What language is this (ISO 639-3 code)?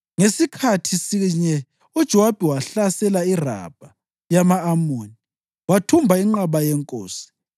nde